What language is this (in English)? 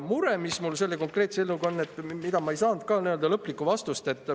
Estonian